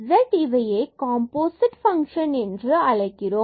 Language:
Tamil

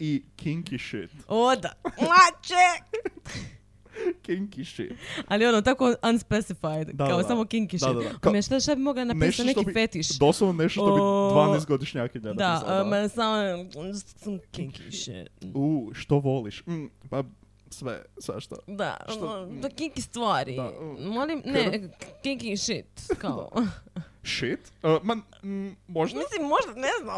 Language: Croatian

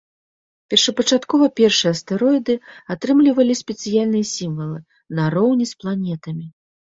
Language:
Belarusian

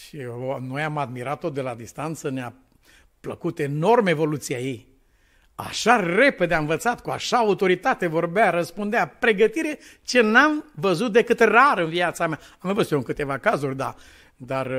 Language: Romanian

